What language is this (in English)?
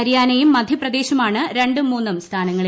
Malayalam